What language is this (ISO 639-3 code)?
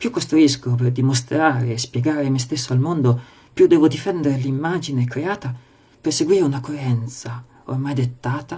ita